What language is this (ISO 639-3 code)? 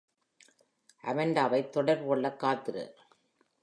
tam